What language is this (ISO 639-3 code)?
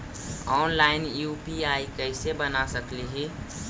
mag